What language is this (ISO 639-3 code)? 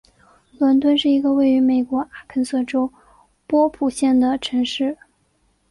zho